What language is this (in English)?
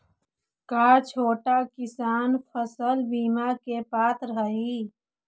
Magahi